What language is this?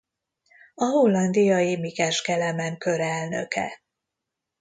Hungarian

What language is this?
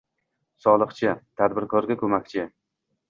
Uzbek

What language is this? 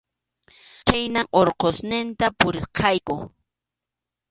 Arequipa-La Unión Quechua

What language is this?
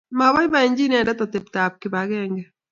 Kalenjin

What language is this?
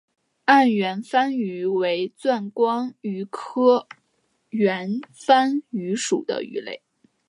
Chinese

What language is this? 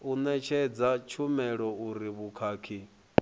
Venda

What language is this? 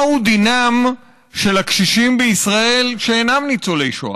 Hebrew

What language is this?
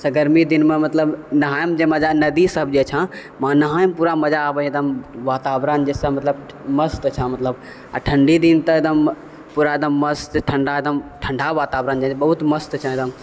Maithili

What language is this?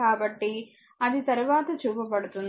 Telugu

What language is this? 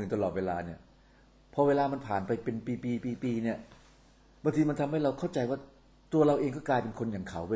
Thai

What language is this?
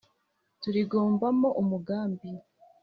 Kinyarwanda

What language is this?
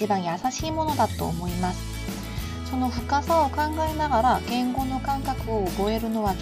Japanese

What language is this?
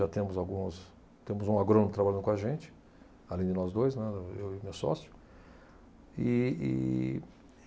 Portuguese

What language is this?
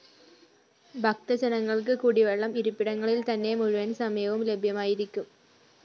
Malayalam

